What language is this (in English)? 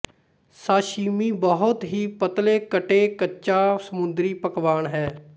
Punjabi